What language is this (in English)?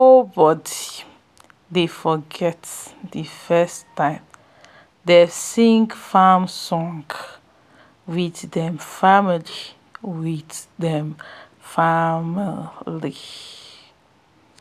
Nigerian Pidgin